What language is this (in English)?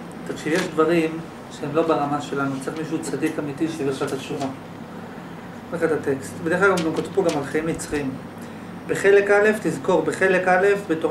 Hebrew